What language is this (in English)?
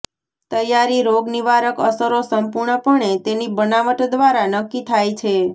Gujarati